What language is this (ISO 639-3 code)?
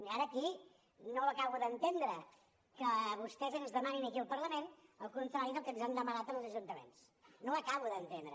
cat